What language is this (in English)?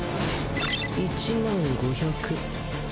Japanese